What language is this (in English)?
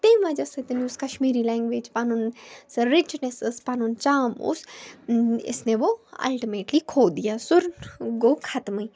Kashmiri